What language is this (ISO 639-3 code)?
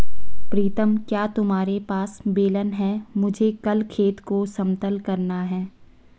hin